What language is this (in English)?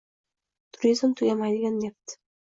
Uzbek